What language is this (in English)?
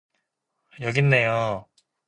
Korean